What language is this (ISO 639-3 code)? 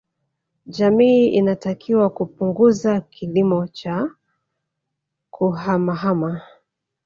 swa